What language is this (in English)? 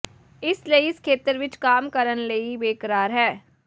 Punjabi